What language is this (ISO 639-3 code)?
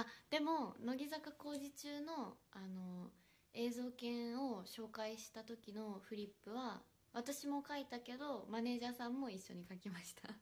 jpn